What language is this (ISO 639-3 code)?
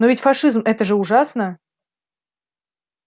rus